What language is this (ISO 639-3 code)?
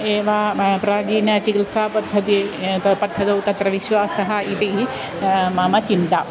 san